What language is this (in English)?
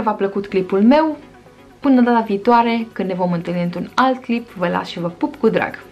Romanian